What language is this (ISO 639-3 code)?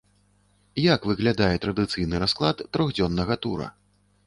bel